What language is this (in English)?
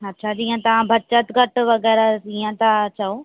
Sindhi